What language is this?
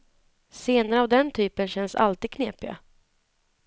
Swedish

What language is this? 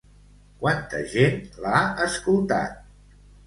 Catalan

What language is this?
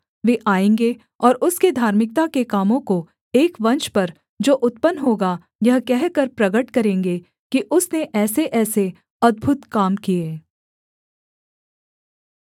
Hindi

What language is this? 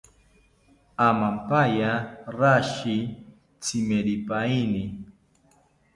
South Ucayali Ashéninka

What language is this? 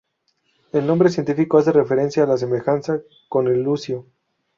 Spanish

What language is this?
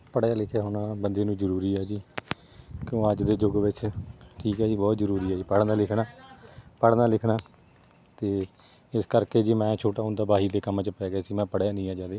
Punjabi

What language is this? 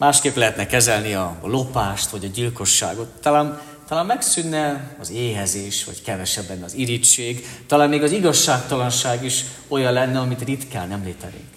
Hungarian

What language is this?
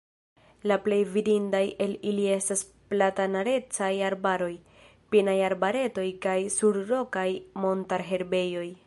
Esperanto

